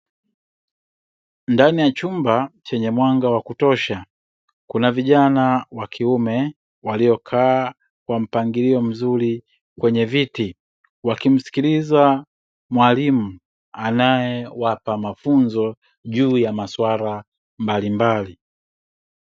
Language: Swahili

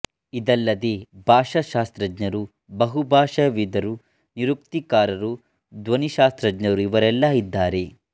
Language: Kannada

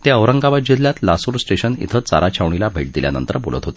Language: Marathi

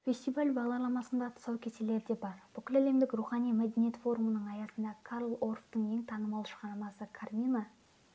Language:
Kazakh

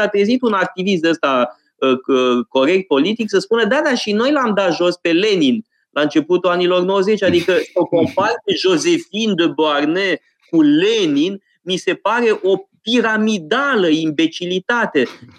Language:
Romanian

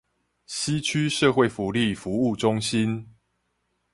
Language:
Chinese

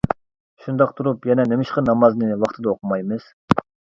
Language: Uyghur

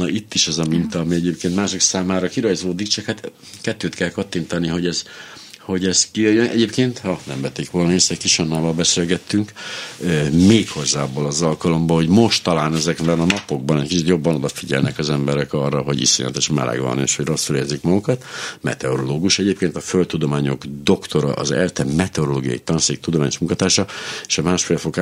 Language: Hungarian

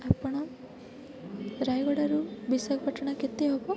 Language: Odia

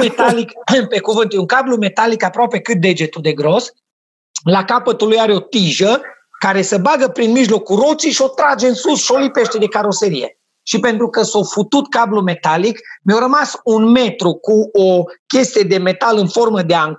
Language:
Romanian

